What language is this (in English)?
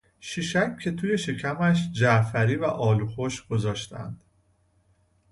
Persian